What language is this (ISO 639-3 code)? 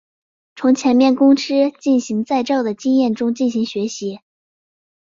zho